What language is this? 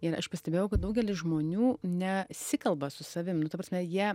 Lithuanian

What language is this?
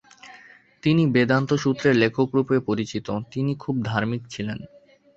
Bangla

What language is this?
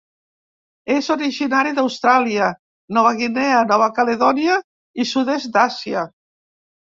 Catalan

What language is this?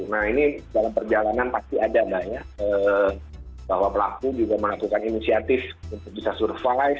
Indonesian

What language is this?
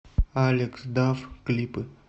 Russian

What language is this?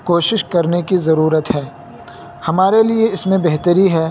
Urdu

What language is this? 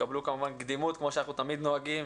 Hebrew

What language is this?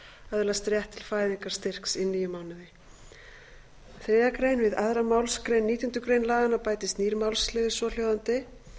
Icelandic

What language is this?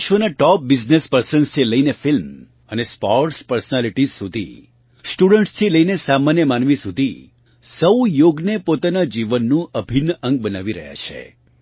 Gujarati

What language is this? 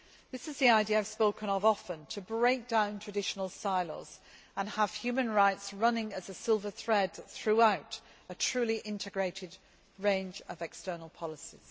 English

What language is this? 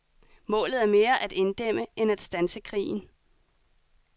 Danish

